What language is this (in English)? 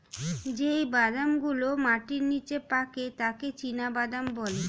Bangla